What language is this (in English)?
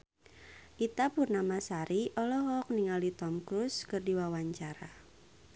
Sundanese